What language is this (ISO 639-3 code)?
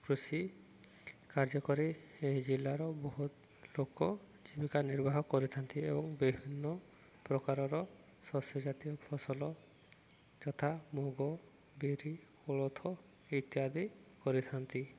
ori